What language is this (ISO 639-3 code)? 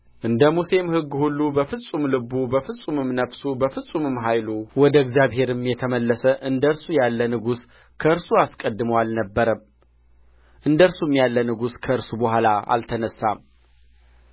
amh